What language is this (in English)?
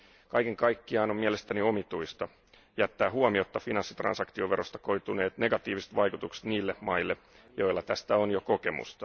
Finnish